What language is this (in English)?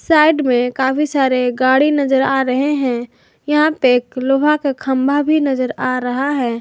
Hindi